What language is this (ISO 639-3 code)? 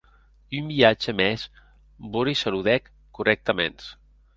oci